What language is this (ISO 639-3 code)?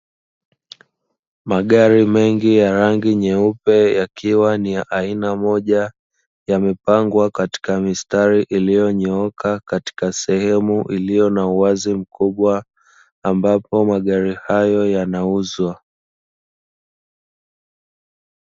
swa